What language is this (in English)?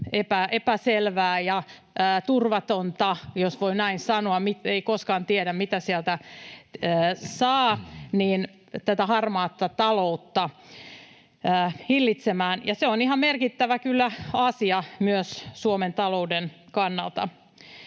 Finnish